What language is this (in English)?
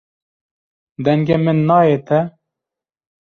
Kurdish